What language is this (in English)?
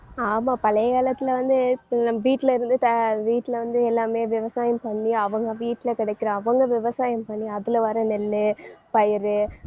Tamil